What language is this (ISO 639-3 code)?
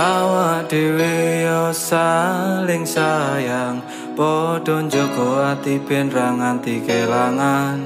ind